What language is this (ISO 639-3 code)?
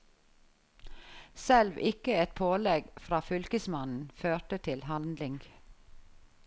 nor